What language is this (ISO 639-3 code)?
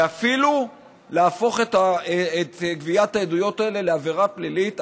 heb